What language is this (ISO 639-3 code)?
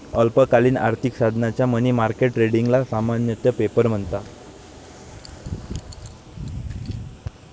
mar